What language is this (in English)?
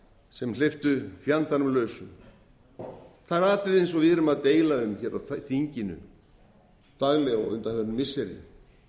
Icelandic